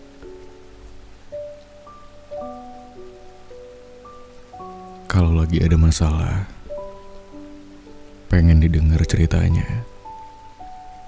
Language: Indonesian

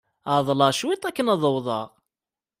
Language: Kabyle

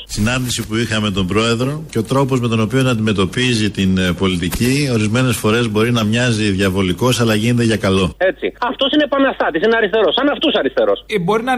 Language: Greek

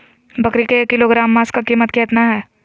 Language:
Magahi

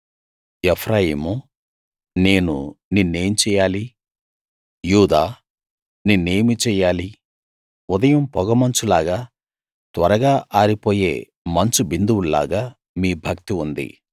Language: Telugu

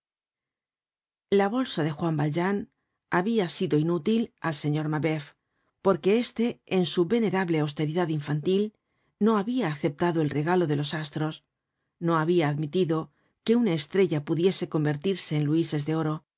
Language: Spanish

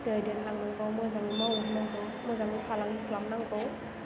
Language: Bodo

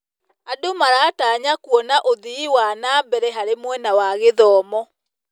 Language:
Kikuyu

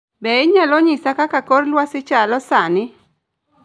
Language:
Luo (Kenya and Tanzania)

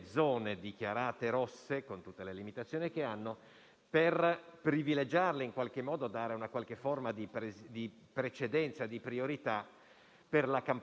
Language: Italian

